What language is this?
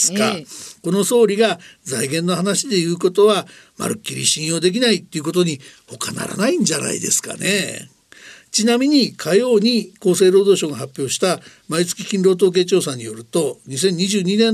Japanese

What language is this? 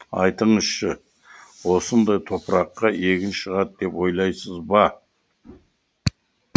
Kazakh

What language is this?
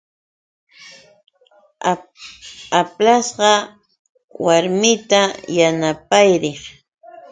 Yauyos Quechua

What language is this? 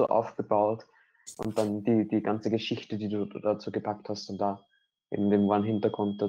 German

